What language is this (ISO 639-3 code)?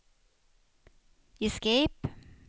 swe